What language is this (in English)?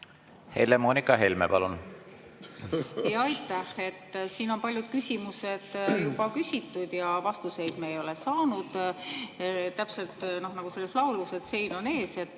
Estonian